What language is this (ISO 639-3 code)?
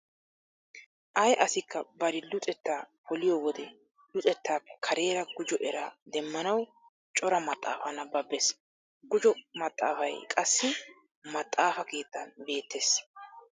wal